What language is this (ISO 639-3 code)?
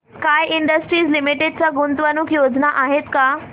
mar